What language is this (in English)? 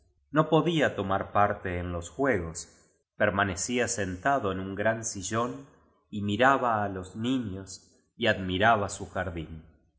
Spanish